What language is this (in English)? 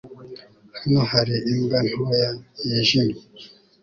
Kinyarwanda